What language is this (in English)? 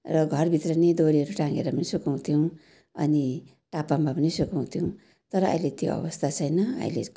Nepali